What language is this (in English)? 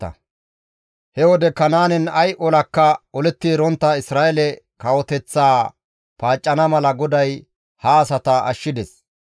Gamo